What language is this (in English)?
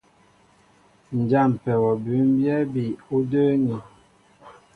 Mbo (Cameroon)